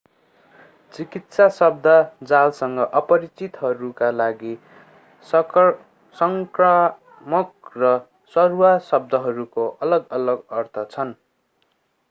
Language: Nepali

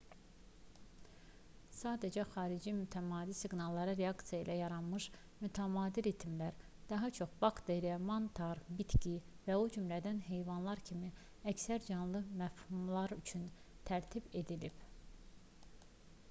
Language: Azerbaijani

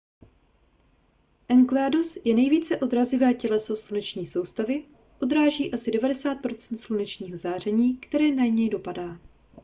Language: Czech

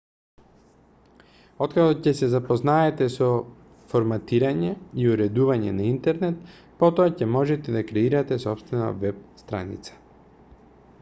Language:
Macedonian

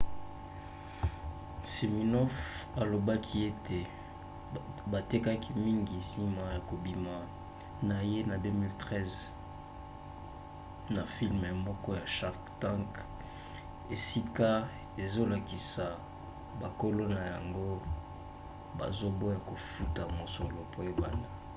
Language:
Lingala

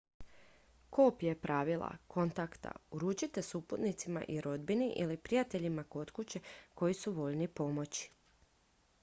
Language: Croatian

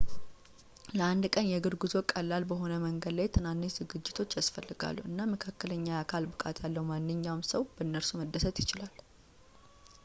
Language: Amharic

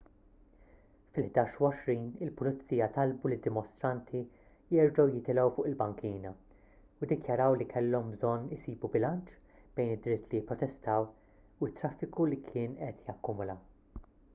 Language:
Maltese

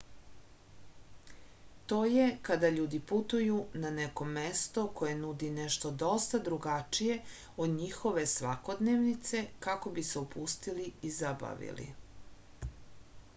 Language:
Serbian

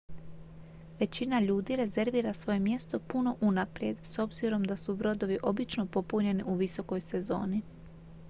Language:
Croatian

